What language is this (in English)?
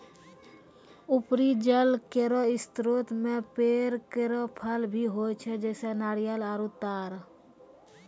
Maithili